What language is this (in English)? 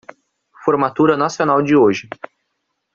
Portuguese